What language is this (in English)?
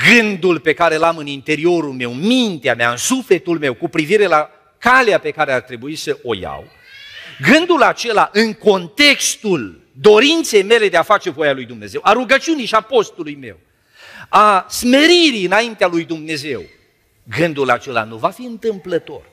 Romanian